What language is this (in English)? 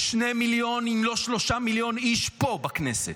Hebrew